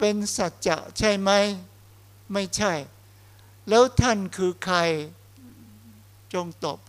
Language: Thai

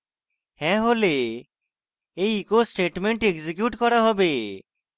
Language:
Bangla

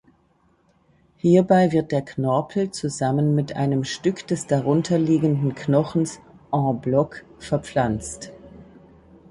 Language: German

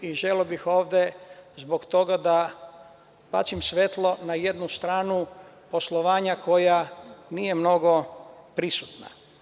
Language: Serbian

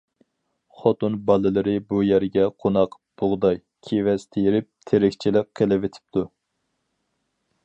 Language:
Uyghur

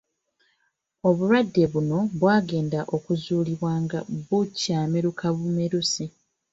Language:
Ganda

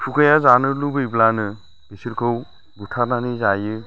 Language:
Bodo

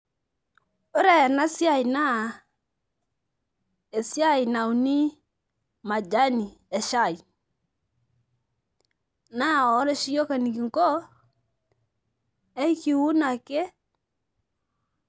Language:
Masai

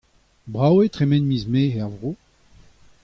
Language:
Breton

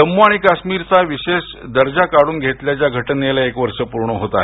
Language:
Marathi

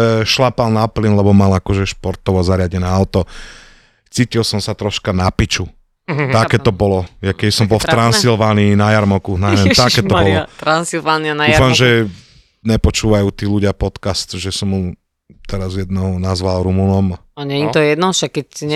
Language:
Slovak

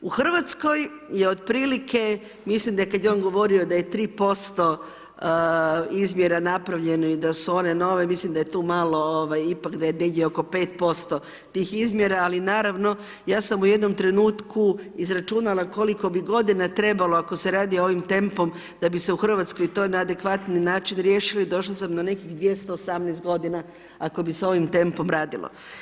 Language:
Croatian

